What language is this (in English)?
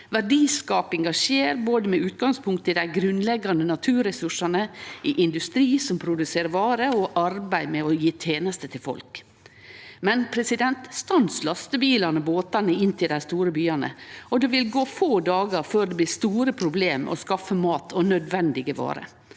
Norwegian